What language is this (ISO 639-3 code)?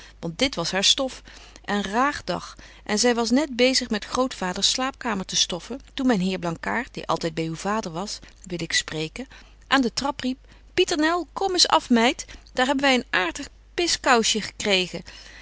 nld